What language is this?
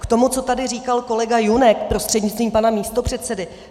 Czech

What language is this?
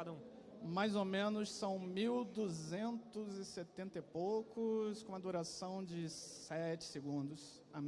Portuguese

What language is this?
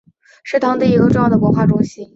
Chinese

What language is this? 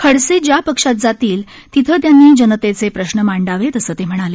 Marathi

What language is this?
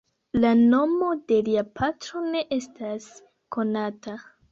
Esperanto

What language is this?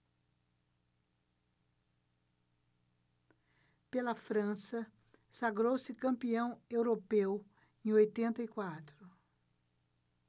Portuguese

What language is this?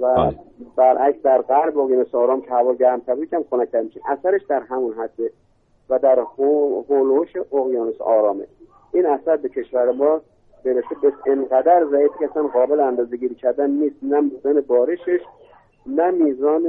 Persian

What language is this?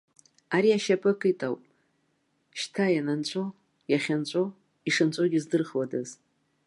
Abkhazian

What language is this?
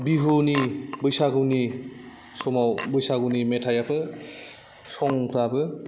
Bodo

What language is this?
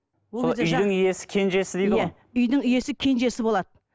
Kazakh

